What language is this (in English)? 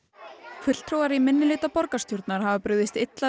Icelandic